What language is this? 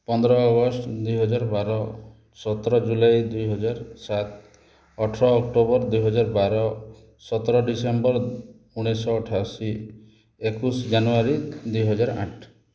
Odia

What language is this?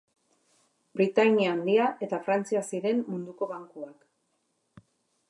Basque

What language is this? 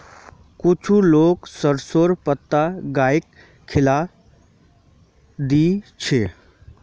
Magahi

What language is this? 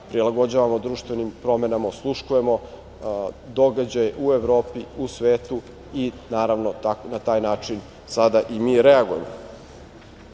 Serbian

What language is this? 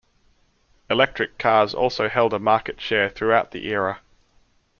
English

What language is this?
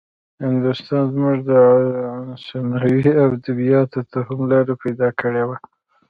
Pashto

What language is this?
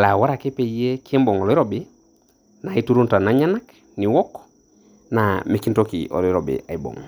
Masai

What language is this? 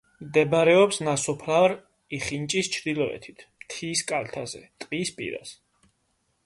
Georgian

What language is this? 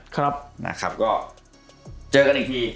Thai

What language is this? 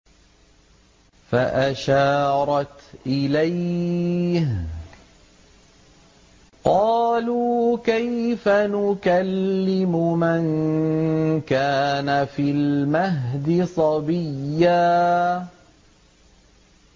Arabic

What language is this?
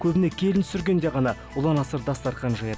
Kazakh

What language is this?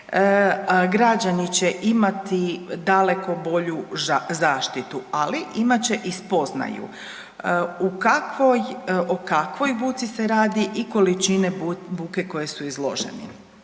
Croatian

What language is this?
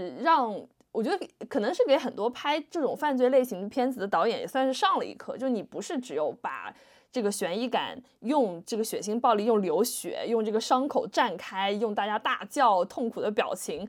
Chinese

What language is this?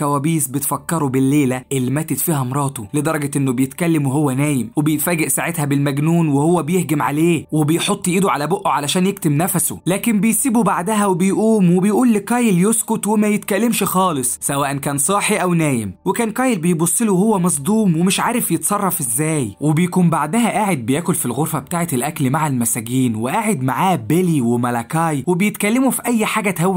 Arabic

